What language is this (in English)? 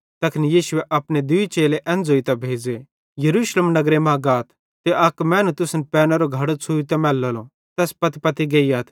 Bhadrawahi